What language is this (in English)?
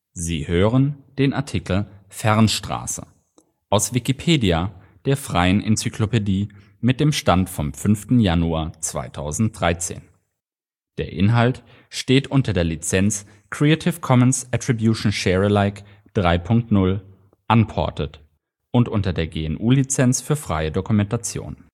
German